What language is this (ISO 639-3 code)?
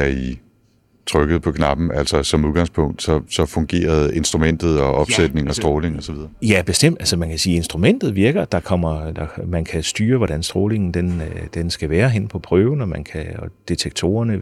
dan